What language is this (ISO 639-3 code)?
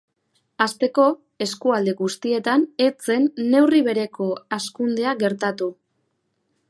eus